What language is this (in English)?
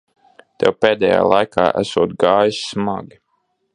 Latvian